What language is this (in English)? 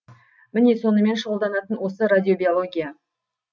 Kazakh